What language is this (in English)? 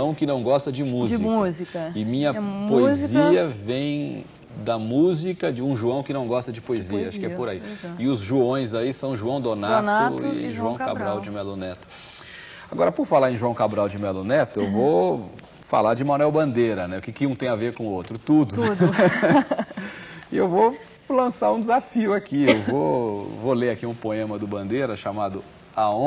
Portuguese